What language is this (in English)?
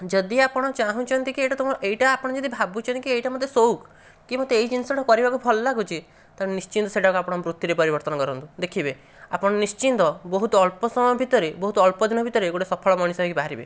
Odia